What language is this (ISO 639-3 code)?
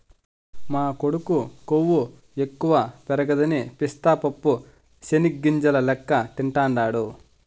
tel